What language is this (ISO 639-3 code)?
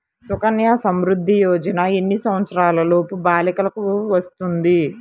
tel